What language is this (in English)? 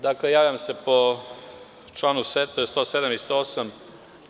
Serbian